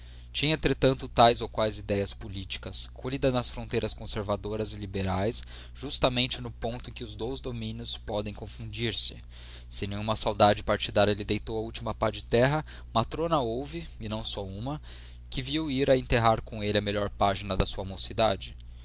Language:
Portuguese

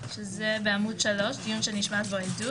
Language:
Hebrew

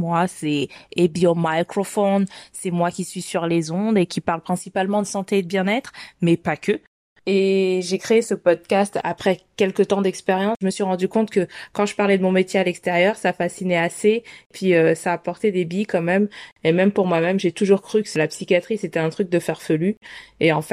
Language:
French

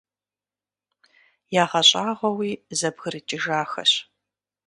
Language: Kabardian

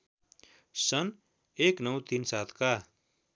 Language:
Nepali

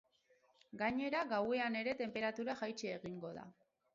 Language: Basque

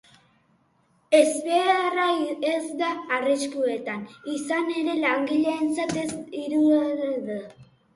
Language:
Basque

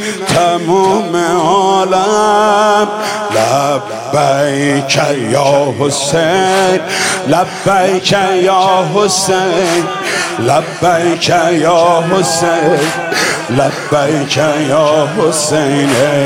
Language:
Persian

